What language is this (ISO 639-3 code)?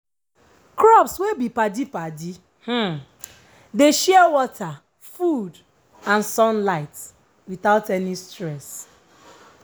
pcm